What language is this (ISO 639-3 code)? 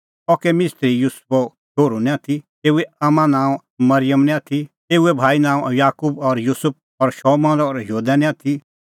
kfx